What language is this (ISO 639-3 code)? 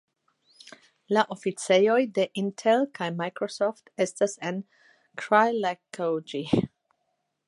epo